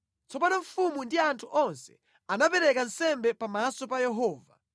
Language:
Nyanja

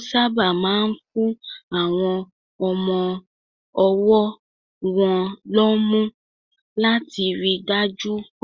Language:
Yoruba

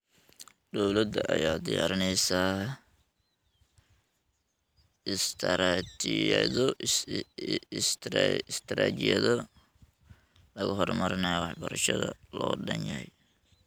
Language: Somali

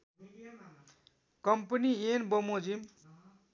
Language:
Nepali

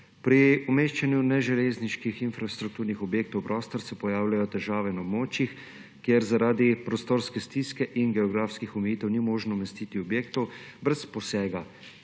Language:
Slovenian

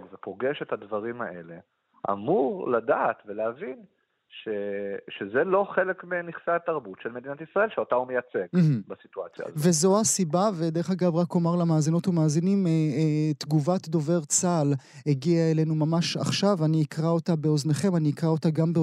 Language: Hebrew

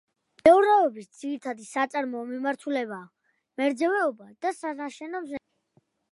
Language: Georgian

